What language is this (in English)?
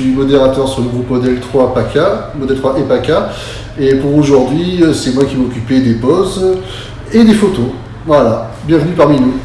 French